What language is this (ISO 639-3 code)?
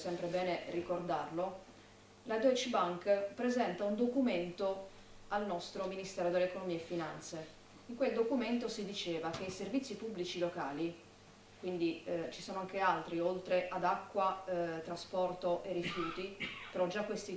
ita